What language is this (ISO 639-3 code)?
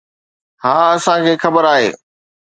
snd